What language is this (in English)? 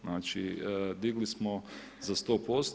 Croatian